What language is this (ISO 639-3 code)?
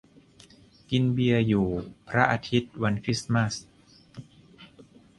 tha